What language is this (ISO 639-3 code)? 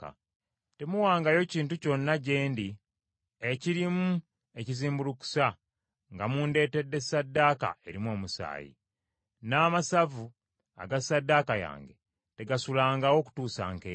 lug